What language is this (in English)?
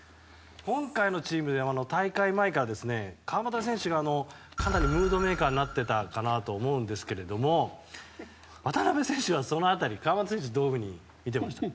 Japanese